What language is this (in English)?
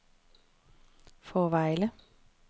Danish